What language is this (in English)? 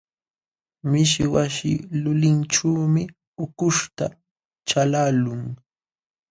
Jauja Wanca Quechua